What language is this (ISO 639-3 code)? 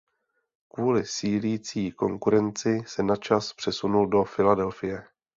ces